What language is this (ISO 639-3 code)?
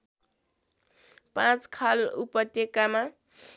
nep